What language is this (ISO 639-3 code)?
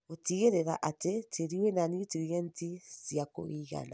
kik